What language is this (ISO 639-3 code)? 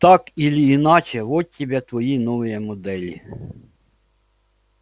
rus